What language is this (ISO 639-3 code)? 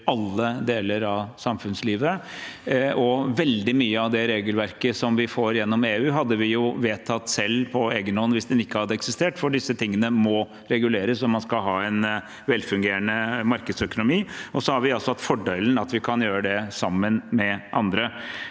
nor